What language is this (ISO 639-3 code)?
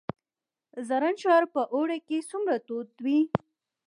pus